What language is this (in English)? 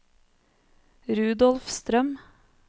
Norwegian